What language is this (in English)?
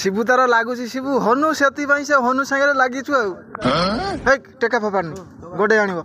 Bangla